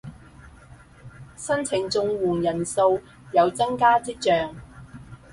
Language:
Cantonese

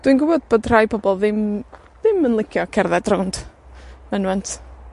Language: Welsh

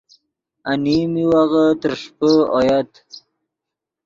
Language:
Yidgha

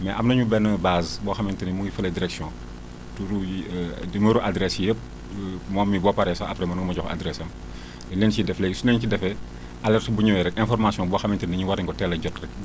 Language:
Wolof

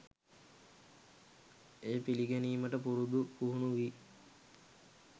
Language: Sinhala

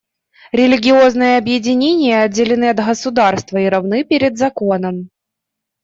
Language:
Russian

